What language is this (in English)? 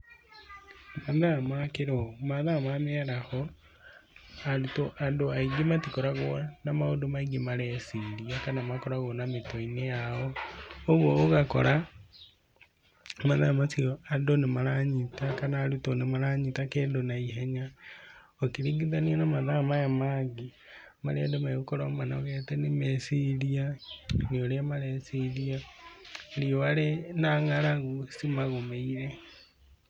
Kikuyu